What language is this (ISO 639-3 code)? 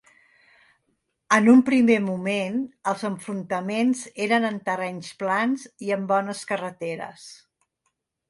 cat